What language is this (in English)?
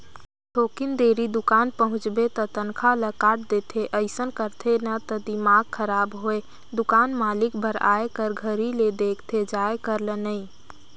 Chhattisgarhi